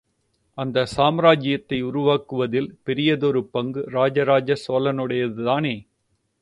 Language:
Tamil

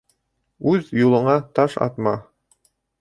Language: Bashkir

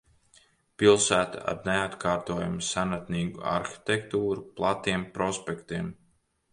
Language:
Latvian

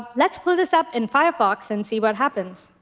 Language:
English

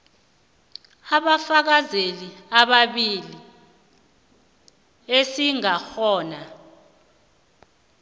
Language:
South Ndebele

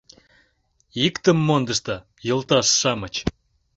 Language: Mari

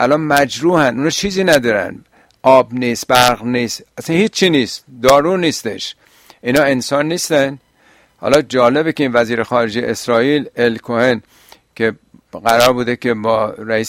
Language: Persian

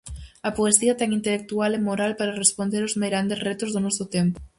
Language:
Galician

